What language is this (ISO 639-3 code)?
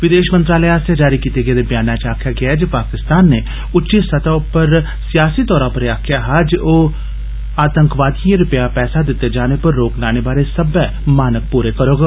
doi